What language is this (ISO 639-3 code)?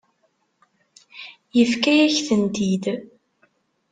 kab